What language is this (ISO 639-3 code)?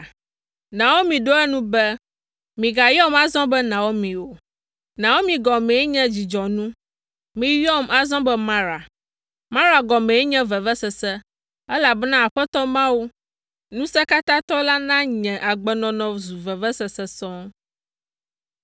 ewe